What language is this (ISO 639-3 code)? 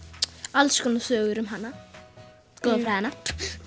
isl